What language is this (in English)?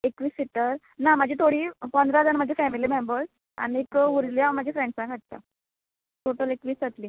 Konkani